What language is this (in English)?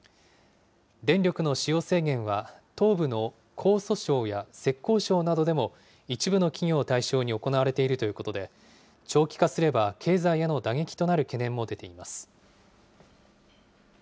Japanese